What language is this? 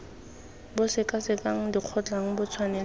Tswana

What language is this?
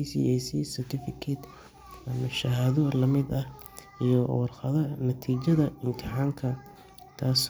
Somali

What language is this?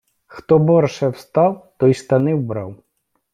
Ukrainian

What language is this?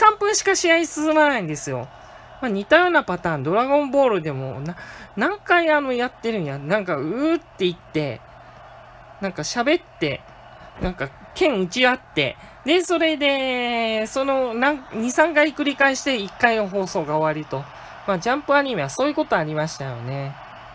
Japanese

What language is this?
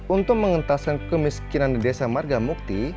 Indonesian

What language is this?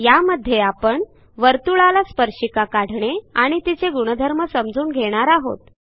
Marathi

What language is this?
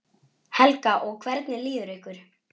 Icelandic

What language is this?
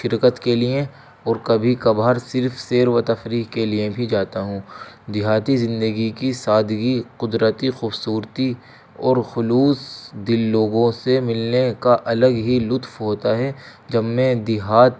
Urdu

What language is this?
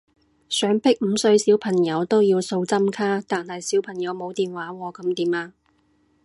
Cantonese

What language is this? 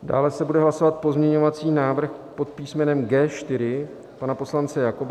Czech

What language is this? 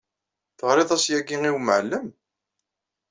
Kabyle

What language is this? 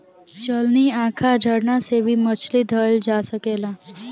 Bhojpuri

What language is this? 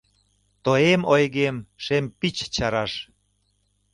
Mari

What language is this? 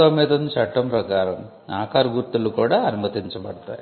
Telugu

